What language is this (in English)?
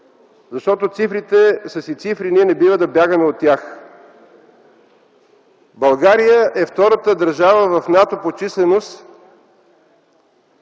Bulgarian